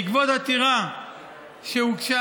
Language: Hebrew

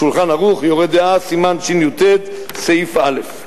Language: Hebrew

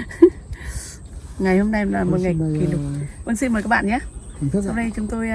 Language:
Vietnamese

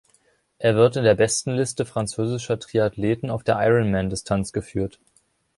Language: German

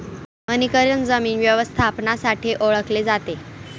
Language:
Marathi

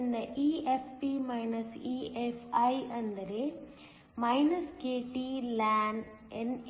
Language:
Kannada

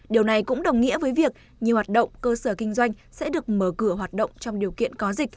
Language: Vietnamese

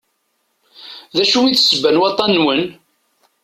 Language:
Kabyle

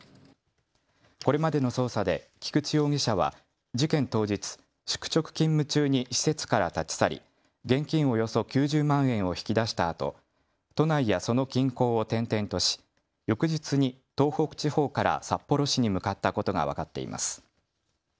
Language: Japanese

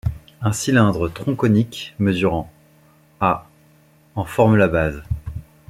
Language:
French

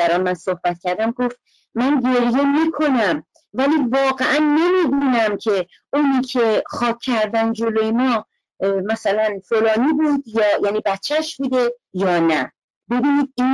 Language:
Persian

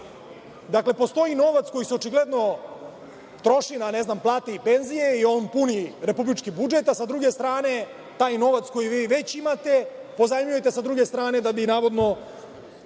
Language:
Serbian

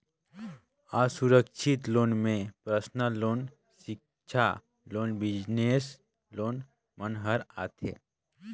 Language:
Chhattisgarhi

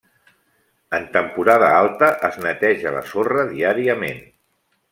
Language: Catalan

